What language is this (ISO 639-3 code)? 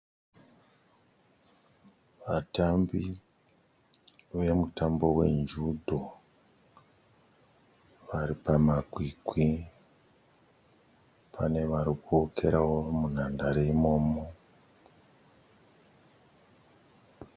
sna